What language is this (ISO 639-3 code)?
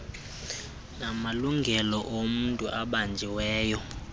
xho